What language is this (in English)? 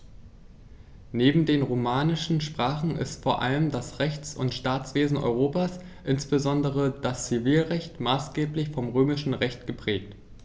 German